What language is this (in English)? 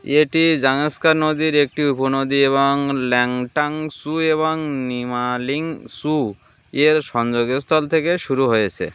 Bangla